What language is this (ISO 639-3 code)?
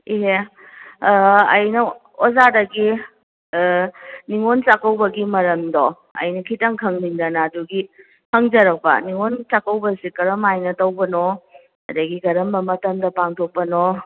mni